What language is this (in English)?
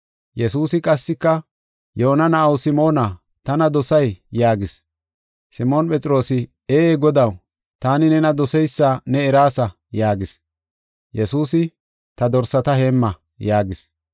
Gofa